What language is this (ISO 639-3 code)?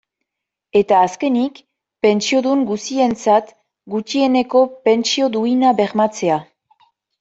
eus